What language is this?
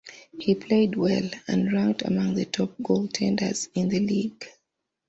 English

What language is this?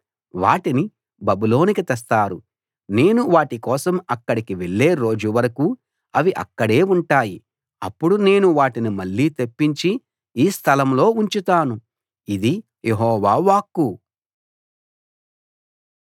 Telugu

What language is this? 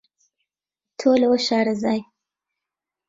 Central Kurdish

